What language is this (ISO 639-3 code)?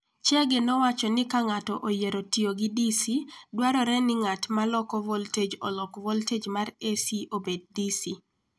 luo